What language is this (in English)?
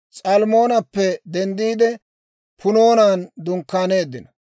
Dawro